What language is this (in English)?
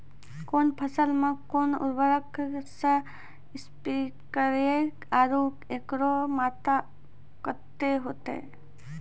Maithili